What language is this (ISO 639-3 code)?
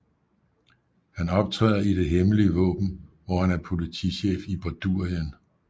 dan